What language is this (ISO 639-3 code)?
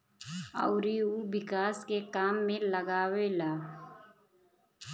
bho